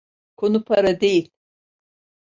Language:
Turkish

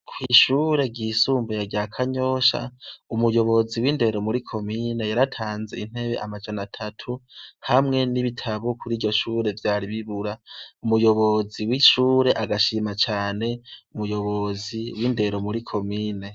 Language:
Rundi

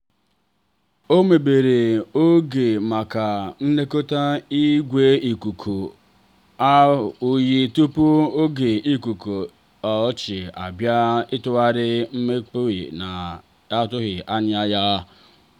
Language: Igbo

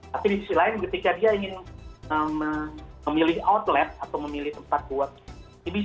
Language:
Indonesian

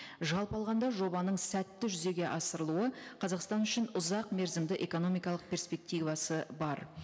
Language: Kazakh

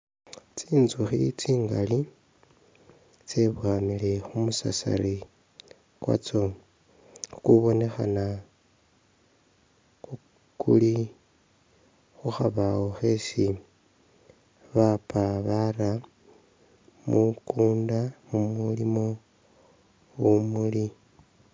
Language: Masaaba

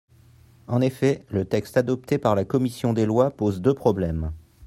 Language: French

